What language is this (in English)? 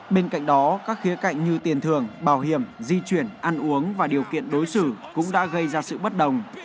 Vietnamese